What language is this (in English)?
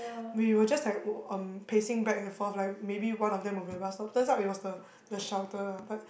English